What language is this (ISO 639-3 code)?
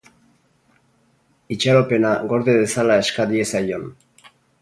eus